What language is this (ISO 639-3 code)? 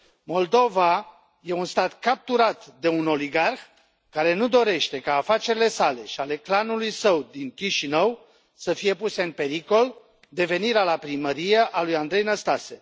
ron